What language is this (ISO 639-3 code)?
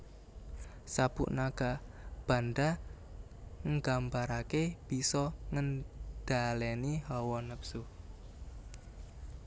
jav